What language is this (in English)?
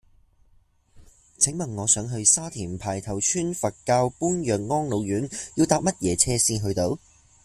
Cantonese